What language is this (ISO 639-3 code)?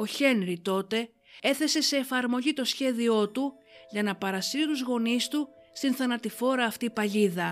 ell